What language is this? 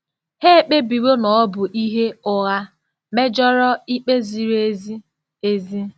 Igbo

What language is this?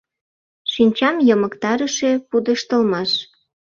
Mari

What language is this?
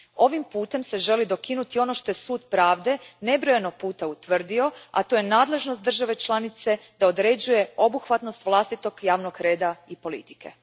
Croatian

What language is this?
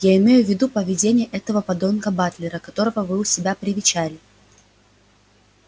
Russian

